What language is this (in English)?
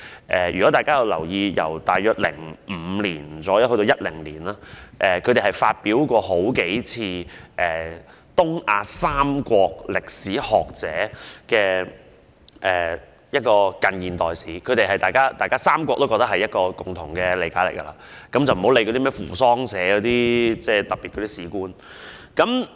Cantonese